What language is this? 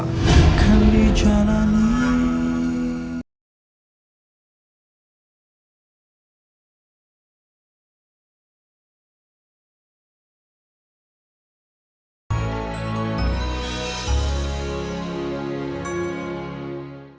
Indonesian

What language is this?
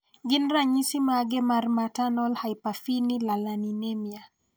Luo (Kenya and Tanzania)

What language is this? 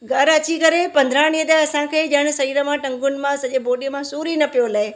Sindhi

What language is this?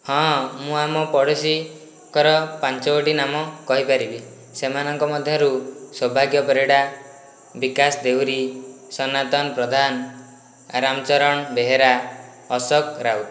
Odia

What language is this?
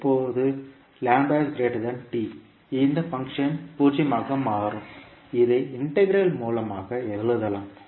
Tamil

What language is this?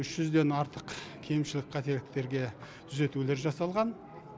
Kazakh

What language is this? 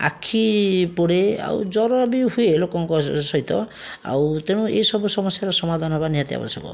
Odia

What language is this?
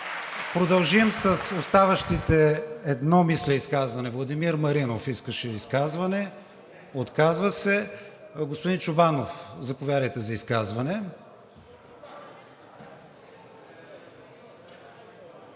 Bulgarian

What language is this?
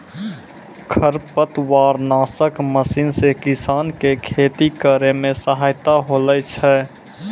Maithili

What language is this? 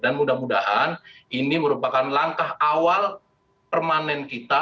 Indonesian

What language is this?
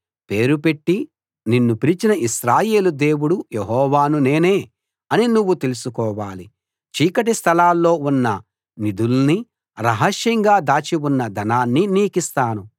Telugu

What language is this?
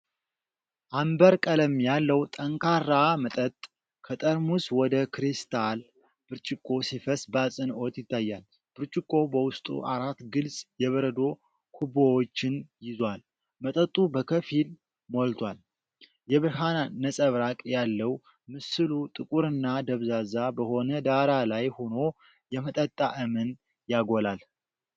Amharic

